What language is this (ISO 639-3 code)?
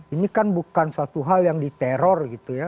ind